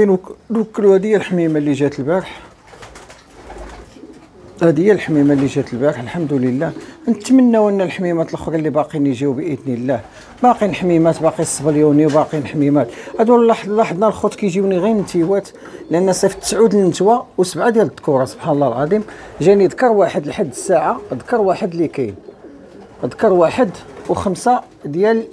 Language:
Arabic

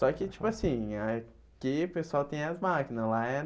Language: Portuguese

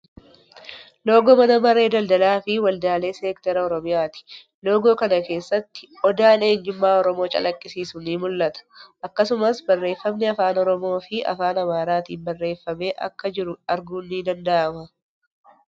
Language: Oromo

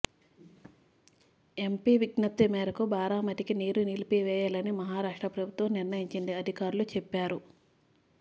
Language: Telugu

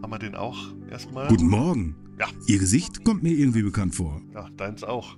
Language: German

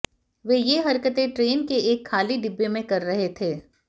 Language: Hindi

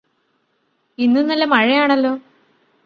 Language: Malayalam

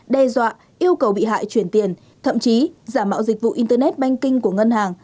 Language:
Vietnamese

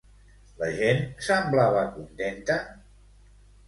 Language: Catalan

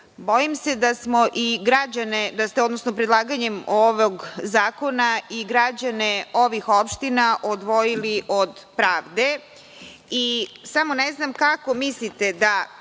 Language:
Serbian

